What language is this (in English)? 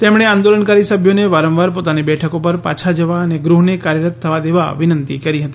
Gujarati